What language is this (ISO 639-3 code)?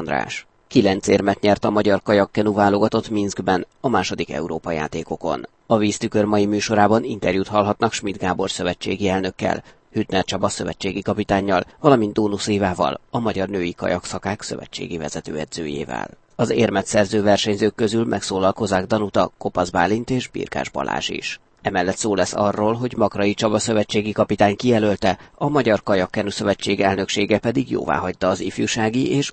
hun